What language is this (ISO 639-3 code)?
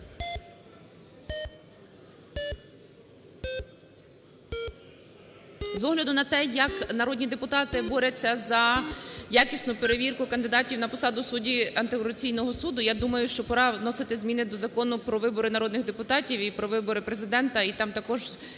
ukr